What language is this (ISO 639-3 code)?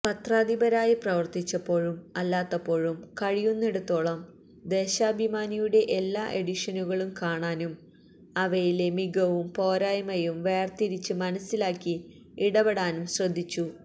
mal